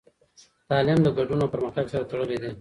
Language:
Pashto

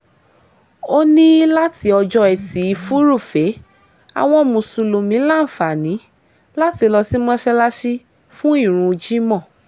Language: Yoruba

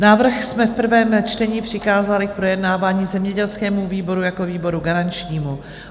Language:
Czech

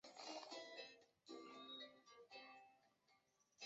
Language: Chinese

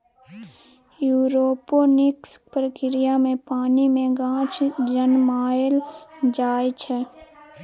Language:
Maithili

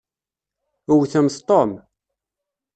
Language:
Kabyle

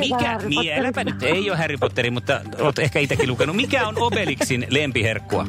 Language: Finnish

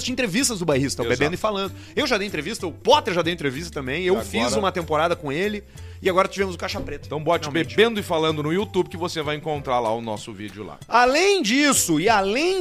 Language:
Portuguese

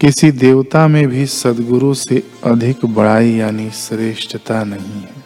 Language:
Hindi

